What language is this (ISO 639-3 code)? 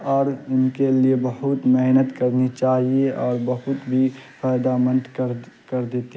urd